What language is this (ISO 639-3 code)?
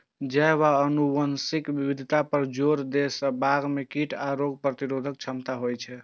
mai